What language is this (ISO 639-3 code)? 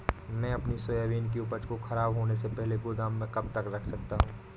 hin